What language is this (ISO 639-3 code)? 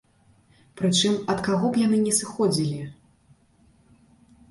bel